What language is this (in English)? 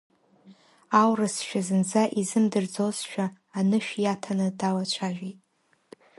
Abkhazian